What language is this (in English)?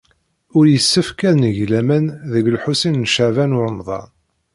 Kabyle